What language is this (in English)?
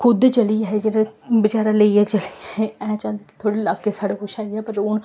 Dogri